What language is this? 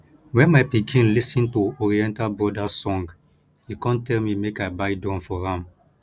Nigerian Pidgin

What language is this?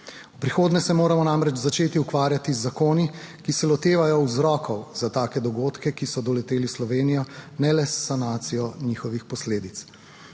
Slovenian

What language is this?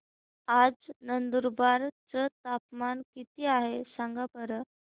Marathi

